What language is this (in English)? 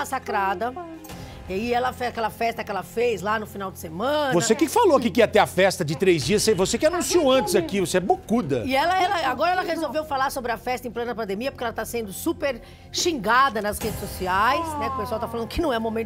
Portuguese